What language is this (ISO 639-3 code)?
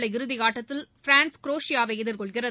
tam